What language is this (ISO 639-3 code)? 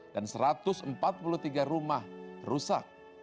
ind